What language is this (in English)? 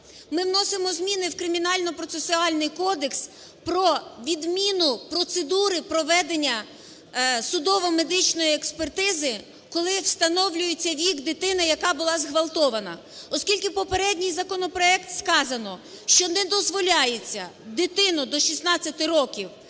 Ukrainian